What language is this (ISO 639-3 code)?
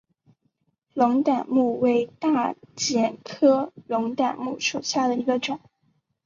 zho